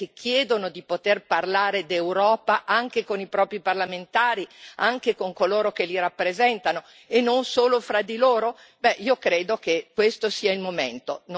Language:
Italian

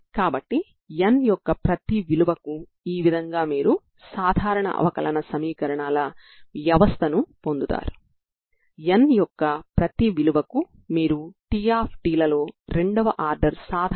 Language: Telugu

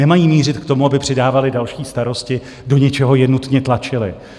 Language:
Czech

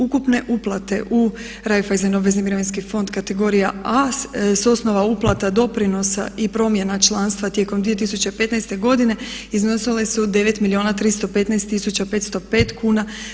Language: Croatian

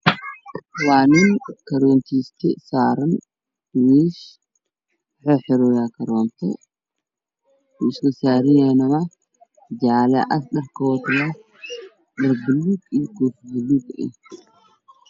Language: Somali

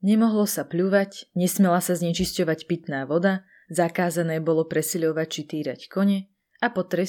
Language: Slovak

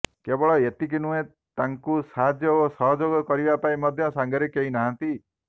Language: Odia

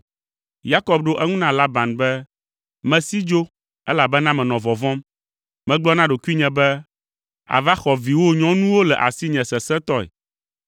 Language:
Ewe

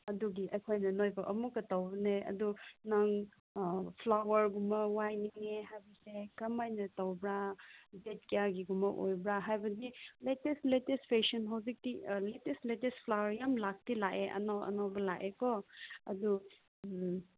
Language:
Manipuri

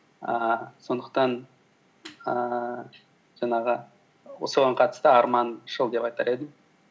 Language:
Kazakh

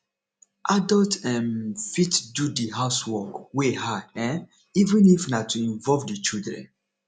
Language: Nigerian Pidgin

